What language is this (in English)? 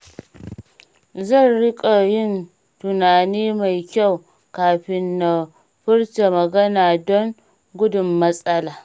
Hausa